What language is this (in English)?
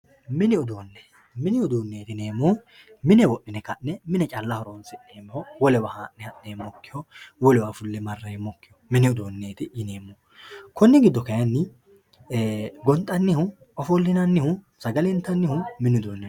Sidamo